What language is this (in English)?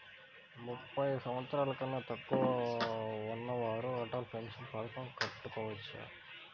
Telugu